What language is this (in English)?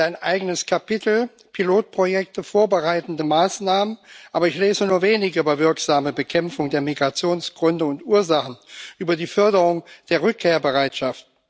German